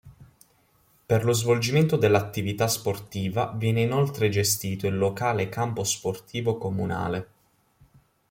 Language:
Italian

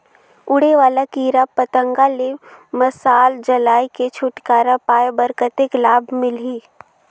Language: Chhattisgarhi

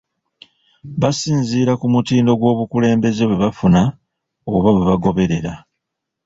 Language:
Ganda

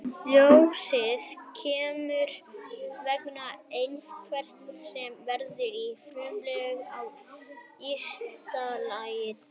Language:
Icelandic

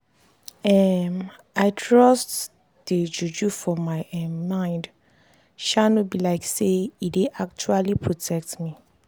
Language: Nigerian Pidgin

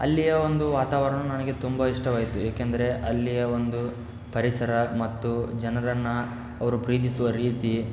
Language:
Kannada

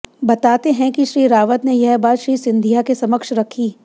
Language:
Hindi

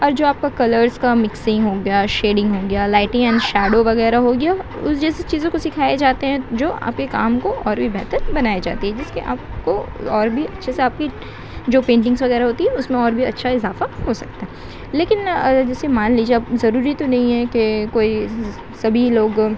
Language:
Urdu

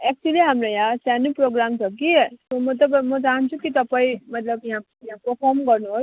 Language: Nepali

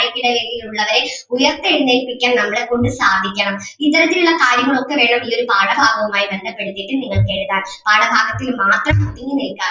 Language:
Malayalam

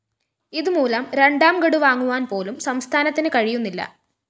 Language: Malayalam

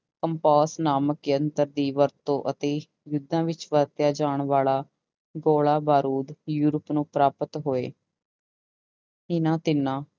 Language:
Punjabi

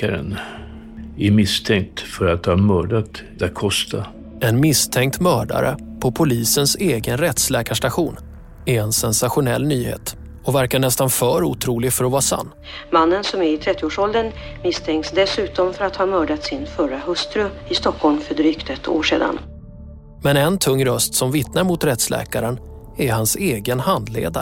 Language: Swedish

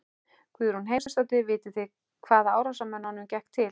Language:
Icelandic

